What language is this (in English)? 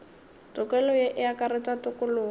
Northern Sotho